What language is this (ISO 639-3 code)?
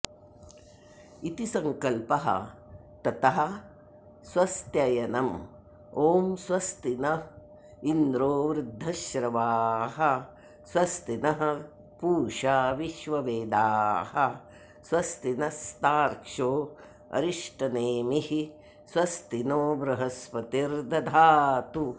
san